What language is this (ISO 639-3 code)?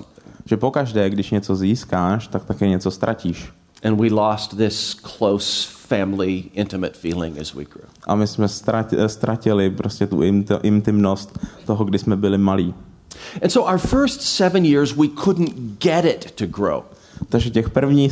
ces